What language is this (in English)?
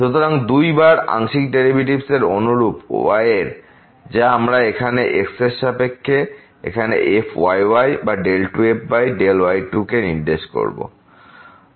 Bangla